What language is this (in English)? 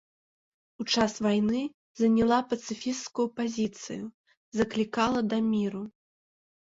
Belarusian